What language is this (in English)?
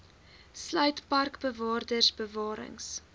Afrikaans